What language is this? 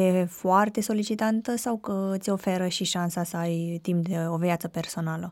Romanian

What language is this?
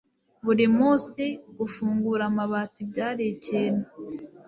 Kinyarwanda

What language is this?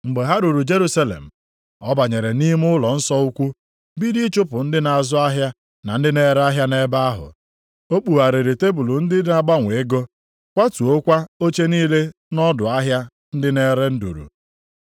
Igbo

